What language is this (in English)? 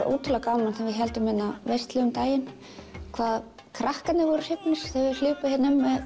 Icelandic